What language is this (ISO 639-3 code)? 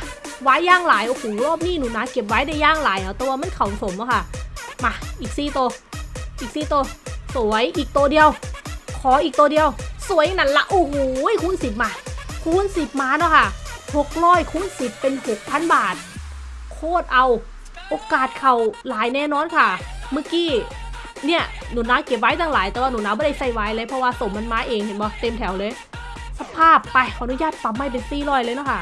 tha